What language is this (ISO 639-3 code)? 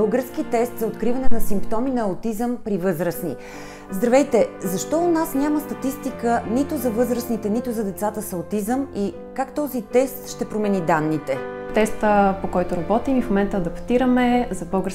bul